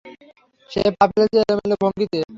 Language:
Bangla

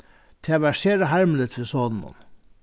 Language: Faroese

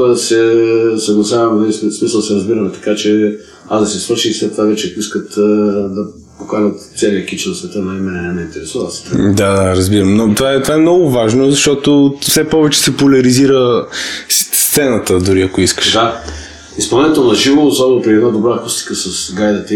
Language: Bulgarian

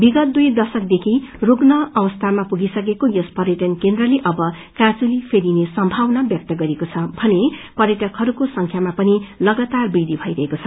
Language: Nepali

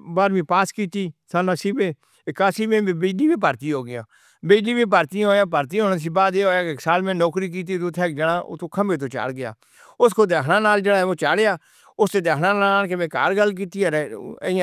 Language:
Northern Hindko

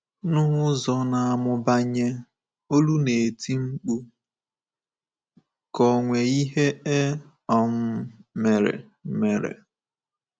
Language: Igbo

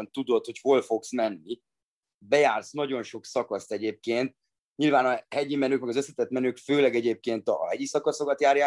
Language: Hungarian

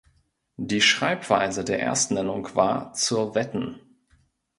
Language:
German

